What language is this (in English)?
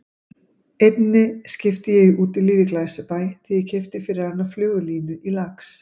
Icelandic